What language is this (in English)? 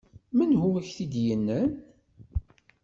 Kabyle